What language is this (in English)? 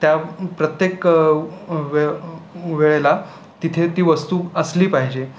Marathi